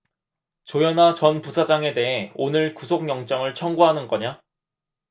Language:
Korean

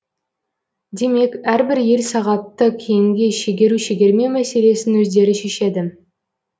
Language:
Kazakh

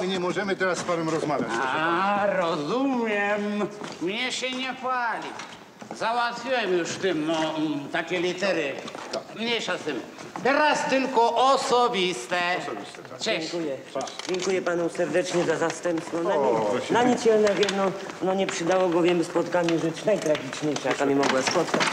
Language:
Polish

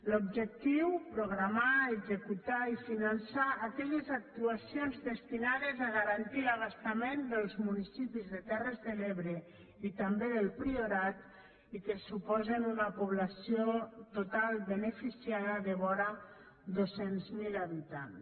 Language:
Catalan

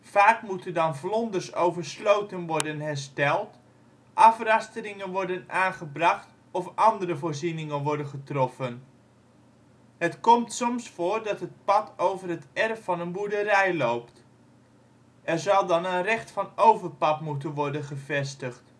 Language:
Dutch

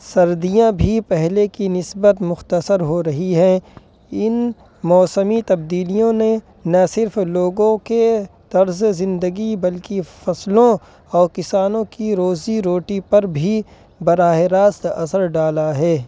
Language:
Urdu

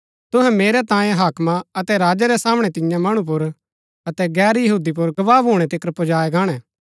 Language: Gaddi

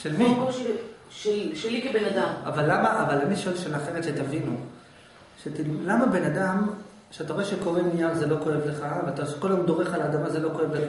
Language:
Hebrew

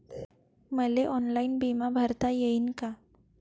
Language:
Marathi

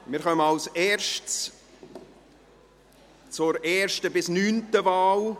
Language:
Swiss German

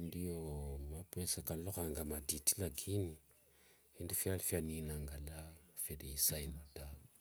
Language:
Wanga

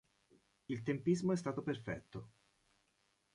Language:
Italian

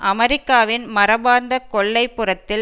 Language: Tamil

